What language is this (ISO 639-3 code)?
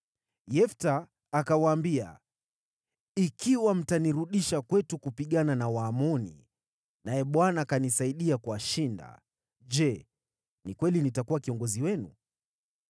swa